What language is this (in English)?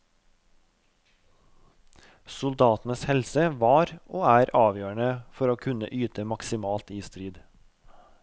Norwegian